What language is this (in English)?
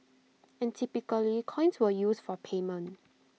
English